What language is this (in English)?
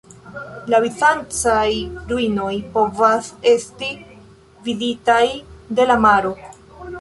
Esperanto